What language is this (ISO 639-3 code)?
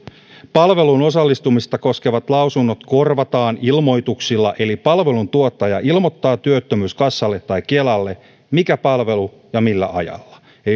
fin